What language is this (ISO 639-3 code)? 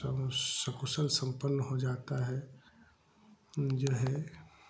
hin